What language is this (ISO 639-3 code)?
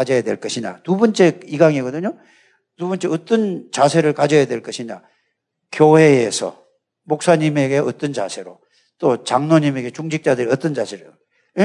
kor